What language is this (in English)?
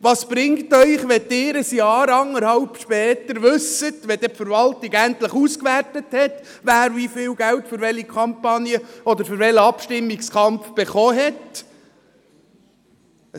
Swiss German